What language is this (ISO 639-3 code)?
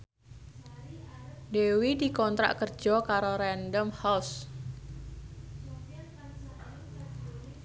jav